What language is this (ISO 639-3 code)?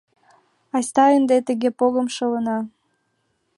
chm